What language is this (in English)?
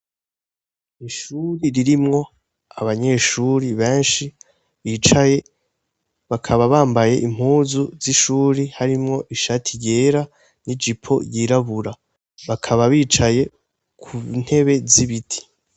Rundi